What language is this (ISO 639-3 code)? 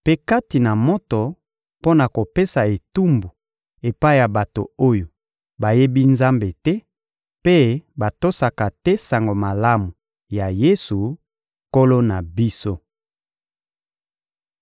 lin